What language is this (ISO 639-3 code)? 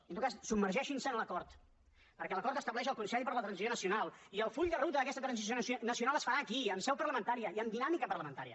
cat